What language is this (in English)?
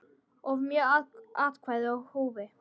Icelandic